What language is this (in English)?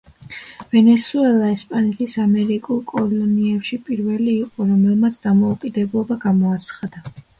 Georgian